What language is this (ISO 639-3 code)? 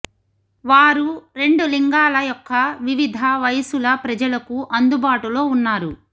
tel